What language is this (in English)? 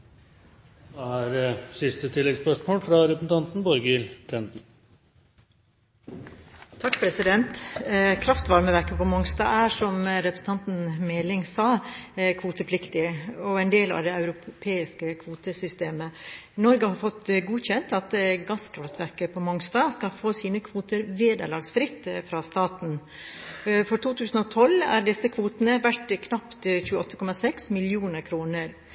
Norwegian